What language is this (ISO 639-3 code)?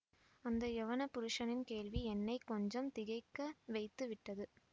tam